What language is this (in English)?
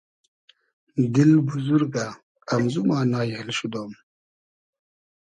Hazaragi